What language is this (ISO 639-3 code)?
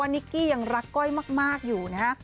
tha